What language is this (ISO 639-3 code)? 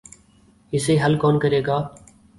urd